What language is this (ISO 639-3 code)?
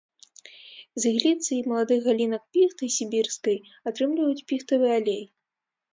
bel